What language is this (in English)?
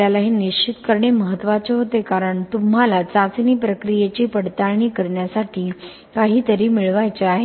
Marathi